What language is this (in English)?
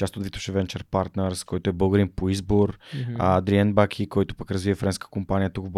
Bulgarian